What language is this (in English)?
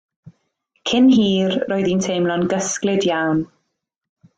Welsh